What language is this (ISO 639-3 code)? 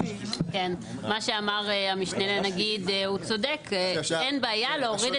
heb